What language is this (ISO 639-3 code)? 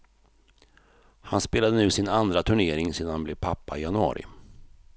swe